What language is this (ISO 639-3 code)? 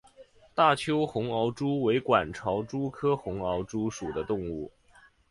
zho